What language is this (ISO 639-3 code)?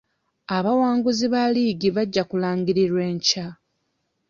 lug